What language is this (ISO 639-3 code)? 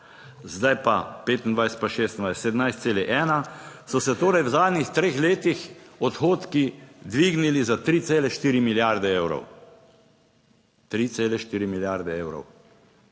slv